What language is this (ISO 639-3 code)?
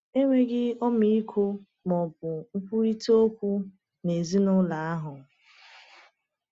ibo